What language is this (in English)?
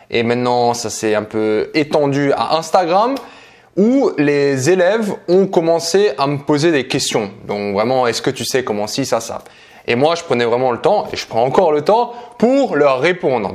French